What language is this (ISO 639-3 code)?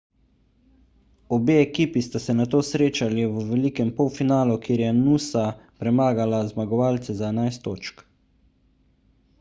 slv